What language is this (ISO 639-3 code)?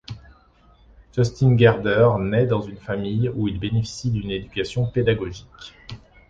fra